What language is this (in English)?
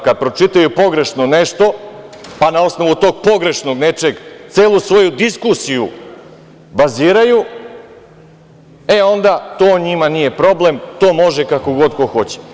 Serbian